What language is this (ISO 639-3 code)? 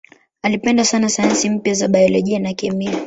swa